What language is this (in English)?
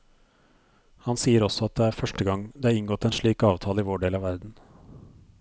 Norwegian